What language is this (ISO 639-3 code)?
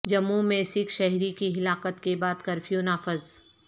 urd